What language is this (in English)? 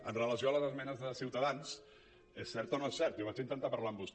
Catalan